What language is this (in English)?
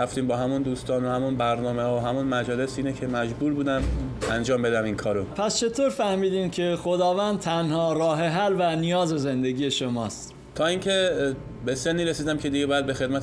Persian